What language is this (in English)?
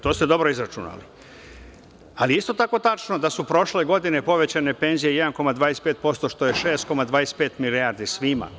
Serbian